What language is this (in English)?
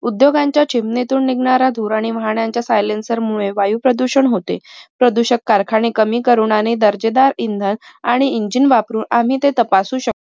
Marathi